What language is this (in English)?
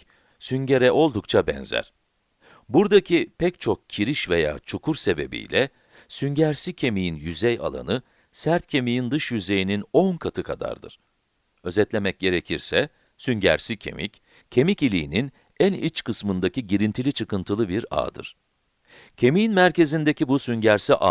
Turkish